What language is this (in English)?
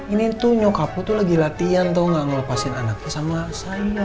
Indonesian